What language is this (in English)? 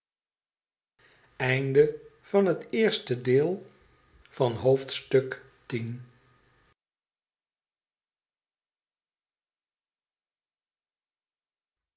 Dutch